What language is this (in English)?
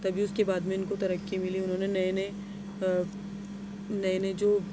Urdu